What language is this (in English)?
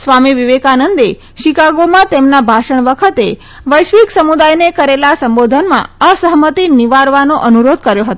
Gujarati